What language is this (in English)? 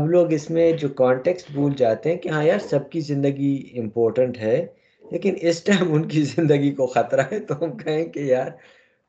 Urdu